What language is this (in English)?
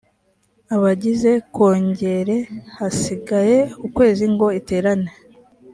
Kinyarwanda